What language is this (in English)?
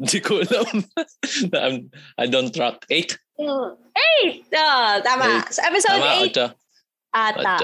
Filipino